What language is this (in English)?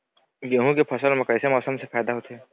Chhattisgarhi